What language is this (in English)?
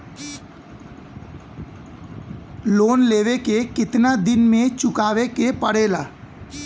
Bhojpuri